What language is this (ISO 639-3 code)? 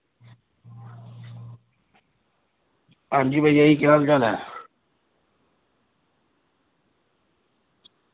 doi